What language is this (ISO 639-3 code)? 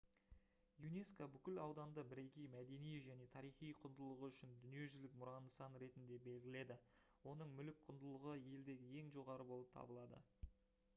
kaz